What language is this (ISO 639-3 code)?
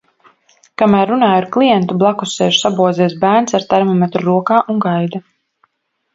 lav